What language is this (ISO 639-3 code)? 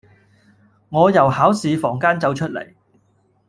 yue